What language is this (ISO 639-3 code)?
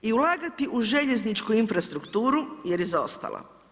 hrv